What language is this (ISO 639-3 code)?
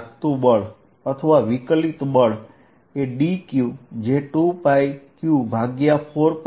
guj